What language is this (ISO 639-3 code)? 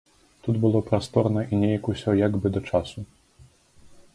bel